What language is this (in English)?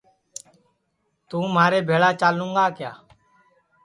Sansi